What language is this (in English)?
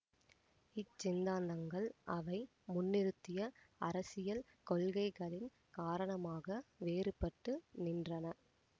Tamil